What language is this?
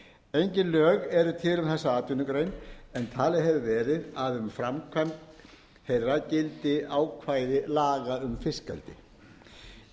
Icelandic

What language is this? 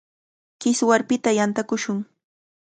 Cajatambo North Lima Quechua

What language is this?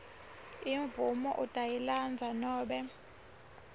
Swati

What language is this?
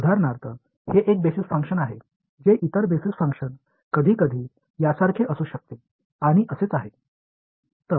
Tamil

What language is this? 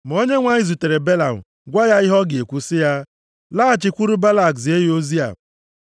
Igbo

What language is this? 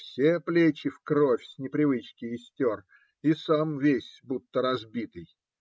Russian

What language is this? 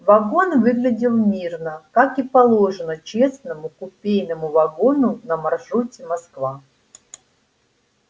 Russian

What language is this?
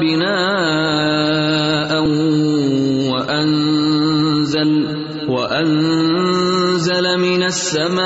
Urdu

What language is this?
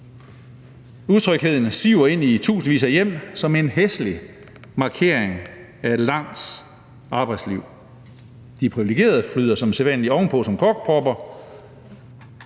Danish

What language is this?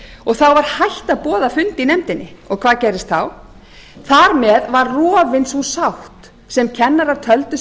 Icelandic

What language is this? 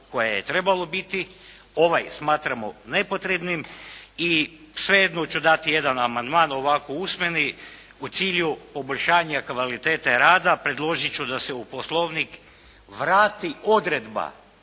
Croatian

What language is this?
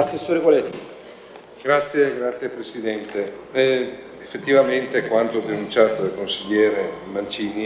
Italian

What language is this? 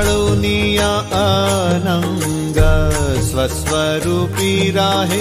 Hindi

